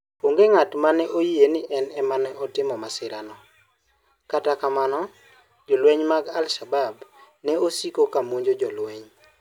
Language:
Luo (Kenya and Tanzania)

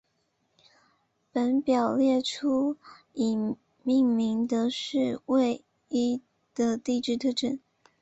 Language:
Chinese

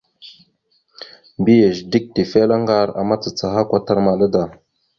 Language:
Mada (Cameroon)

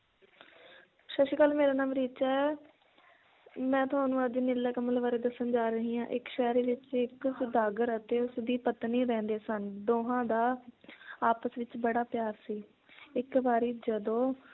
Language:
Punjabi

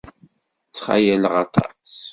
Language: Kabyle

